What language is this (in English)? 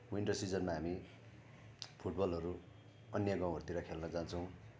Nepali